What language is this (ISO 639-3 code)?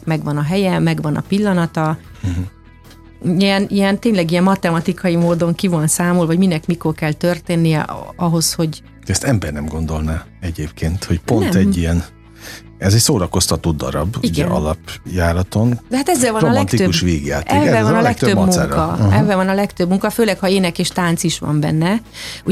hun